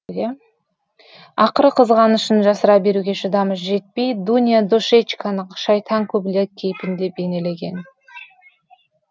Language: Kazakh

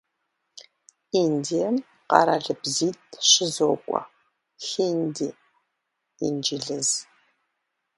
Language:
Kabardian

